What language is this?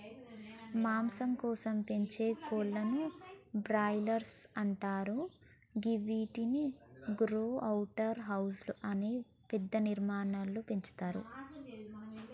Telugu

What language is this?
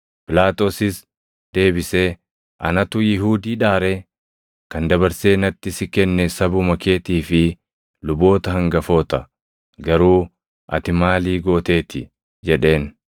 Oromo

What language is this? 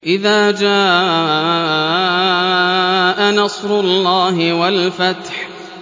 Arabic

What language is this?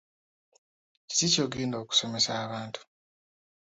Ganda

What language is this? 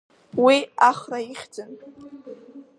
Abkhazian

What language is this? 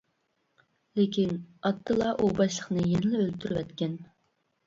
Uyghur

